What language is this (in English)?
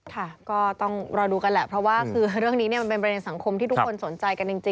Thai